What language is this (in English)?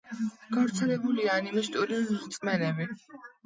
Georgian